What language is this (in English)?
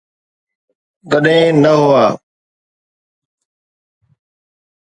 Sindhi